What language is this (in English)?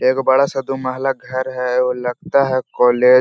Hindi